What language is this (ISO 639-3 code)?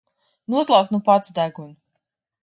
lav